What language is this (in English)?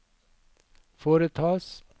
Norwegian